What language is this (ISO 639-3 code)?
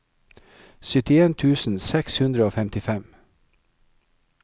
nor